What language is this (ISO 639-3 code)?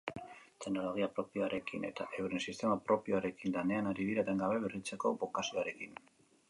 eus